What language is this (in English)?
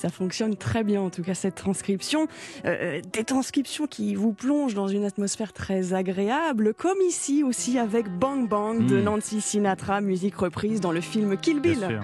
French